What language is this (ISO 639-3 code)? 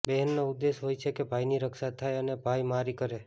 guj